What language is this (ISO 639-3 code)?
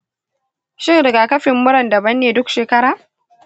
hau